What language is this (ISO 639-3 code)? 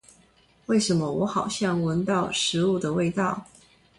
zho